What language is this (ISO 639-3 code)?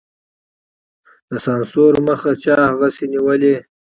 pus